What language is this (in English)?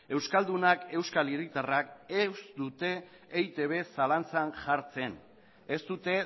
Basque